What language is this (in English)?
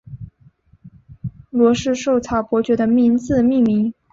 Chinese